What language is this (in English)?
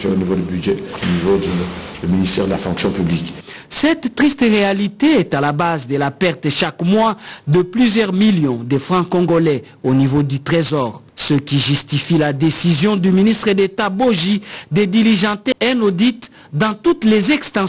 French